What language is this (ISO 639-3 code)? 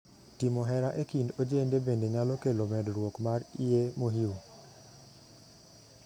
luo